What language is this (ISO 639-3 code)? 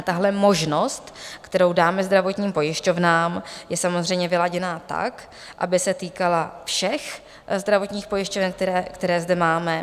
ces